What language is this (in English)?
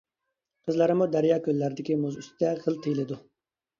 Uyghur